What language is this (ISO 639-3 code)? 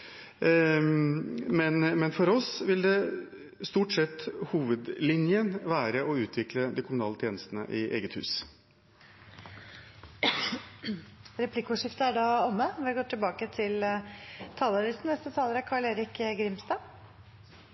nor